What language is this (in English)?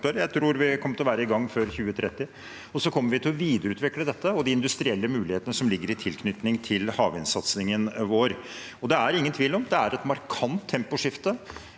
Norwegian